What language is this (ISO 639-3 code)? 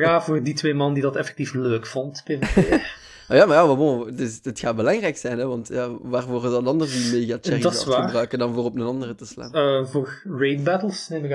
nld